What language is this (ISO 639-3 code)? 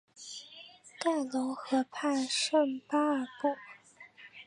zho